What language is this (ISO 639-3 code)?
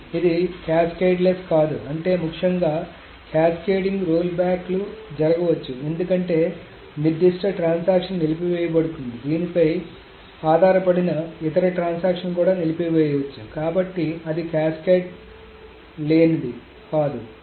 tel